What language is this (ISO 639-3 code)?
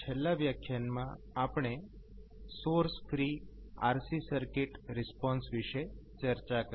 guj